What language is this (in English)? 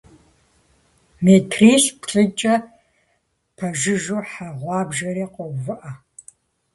Kabardian